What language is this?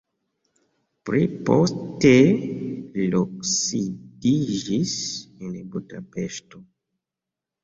Esperanto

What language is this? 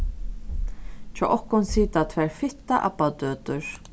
Faroese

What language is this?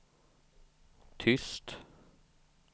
Swedish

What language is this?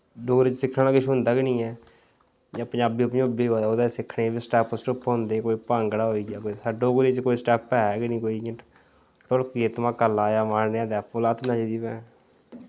Dogri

